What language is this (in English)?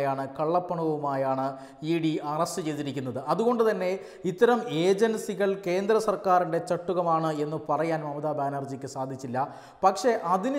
Turkish